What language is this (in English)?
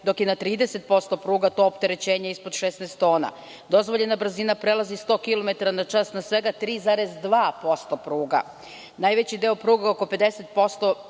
Serbian